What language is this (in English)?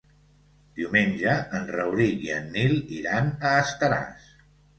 Catalan